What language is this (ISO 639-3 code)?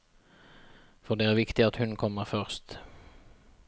nor